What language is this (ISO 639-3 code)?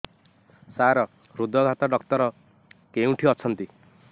ori